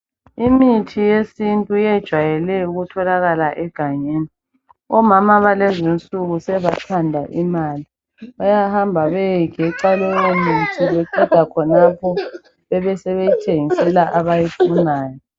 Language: North Ndebele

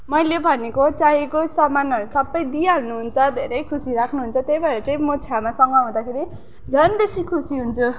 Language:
Nepali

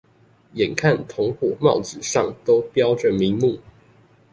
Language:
Chinese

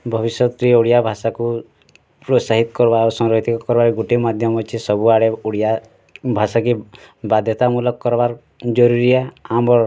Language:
Odia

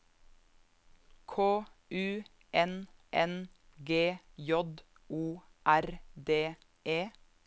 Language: Norwegian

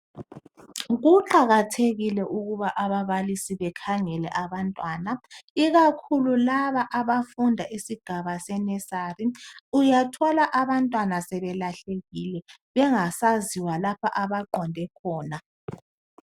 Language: North Ndebele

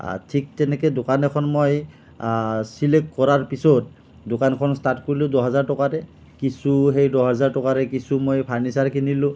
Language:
Assamese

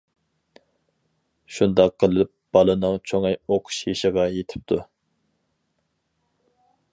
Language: Uyghur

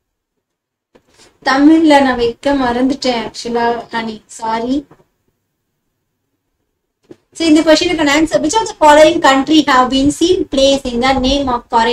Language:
Indonesian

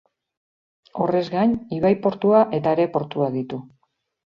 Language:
Basque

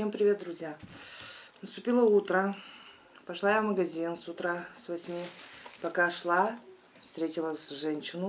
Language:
Russian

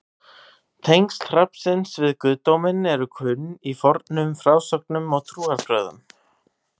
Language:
Icelandic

